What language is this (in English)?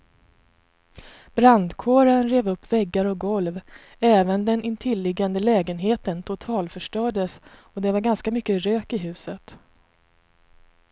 Swedish